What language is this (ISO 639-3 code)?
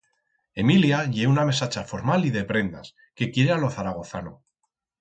arg